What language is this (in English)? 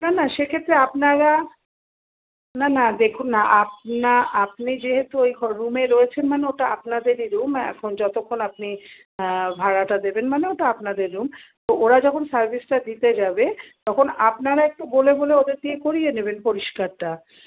Bangla